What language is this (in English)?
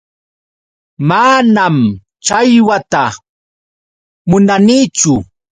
Yauyos Quechua